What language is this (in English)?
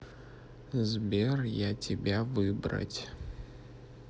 Russian